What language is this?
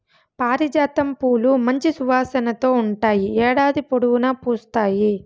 Telugu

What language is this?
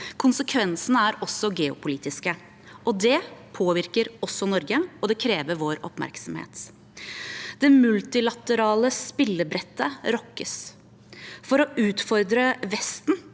Norwegian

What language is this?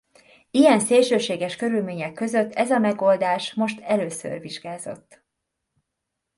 Hungarian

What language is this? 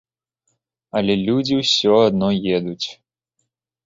Belarusian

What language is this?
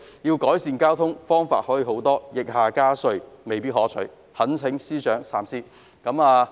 Cantonese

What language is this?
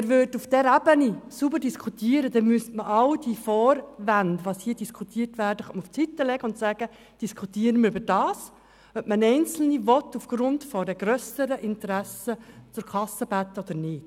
Swiss German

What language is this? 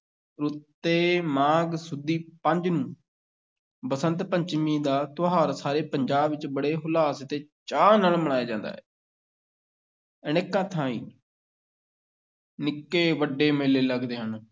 Punjabi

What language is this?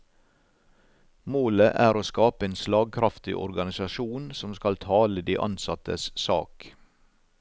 Norwegian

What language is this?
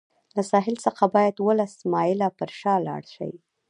Pashto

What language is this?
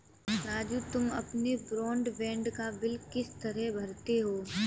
Hindi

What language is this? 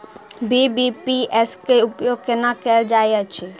Maithili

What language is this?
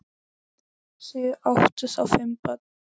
Icelandic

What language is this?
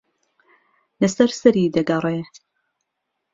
Central Kurdish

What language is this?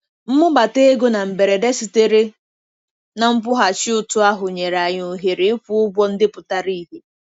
Igbo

